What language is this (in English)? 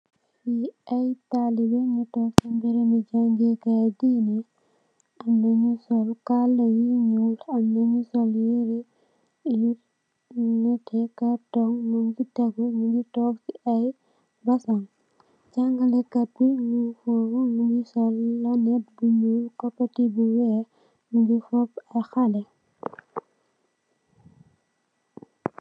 Wolof